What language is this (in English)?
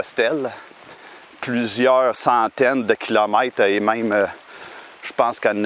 French